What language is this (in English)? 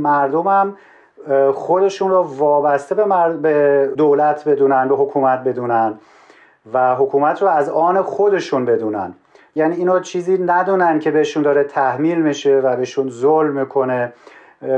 Persian